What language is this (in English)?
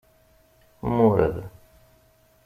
Kabyle